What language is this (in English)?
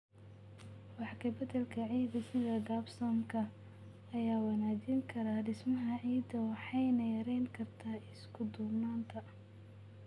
Somali